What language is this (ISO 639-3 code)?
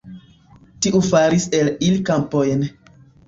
epo